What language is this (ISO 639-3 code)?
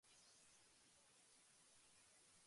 jpn